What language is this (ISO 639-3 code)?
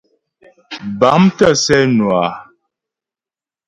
bbj